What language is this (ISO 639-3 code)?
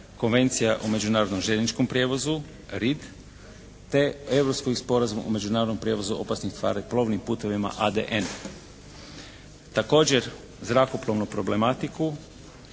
hrv